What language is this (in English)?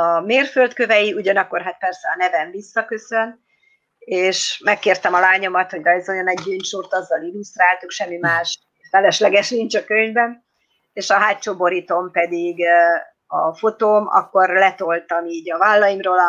Hungarian